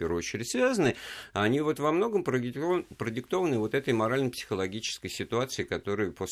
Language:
Russian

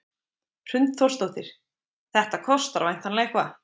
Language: Icelandic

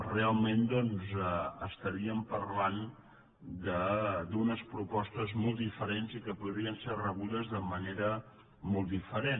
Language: Catalan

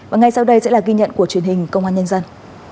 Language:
Vietnamese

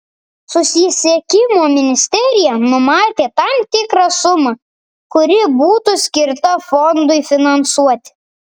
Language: Lithuanian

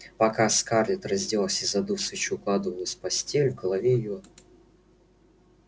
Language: Russian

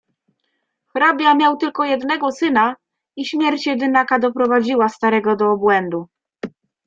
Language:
Polish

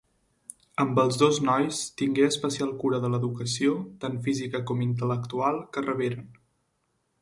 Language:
Catalan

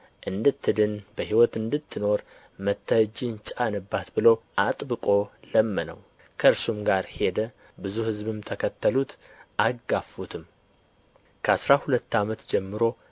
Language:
Amharic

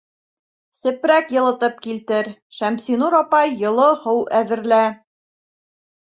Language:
Bashkir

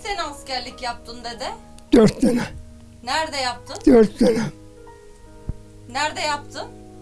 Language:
Turkish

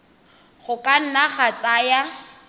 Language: Tswana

